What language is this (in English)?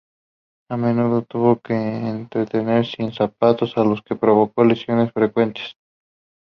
Spanish